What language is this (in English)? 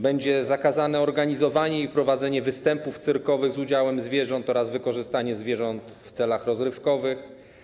Polish